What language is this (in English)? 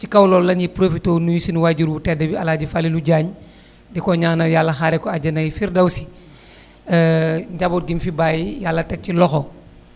Wolof